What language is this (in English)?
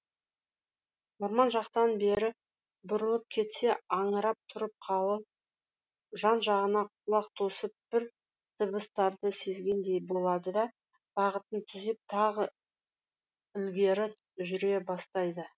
Kazakh